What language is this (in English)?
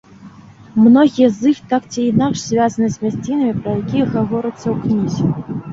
Belarusian